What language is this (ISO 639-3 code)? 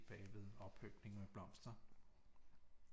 dan